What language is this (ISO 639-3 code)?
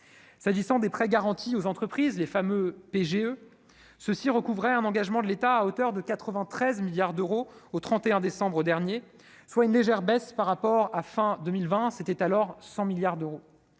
fra